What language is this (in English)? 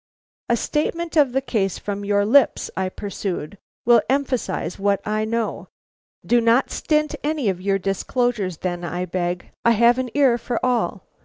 English